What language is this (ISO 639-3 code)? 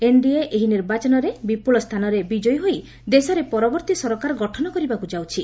ori